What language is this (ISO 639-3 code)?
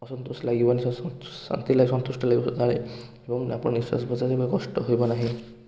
ori